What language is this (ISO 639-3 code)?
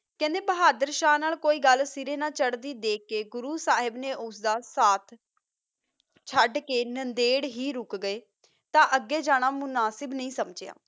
pan